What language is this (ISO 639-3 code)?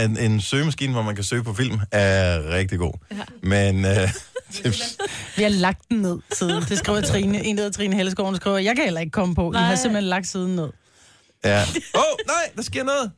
dan